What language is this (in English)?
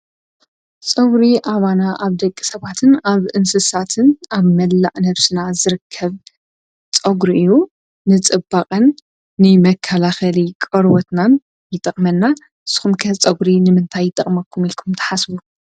Tigrinya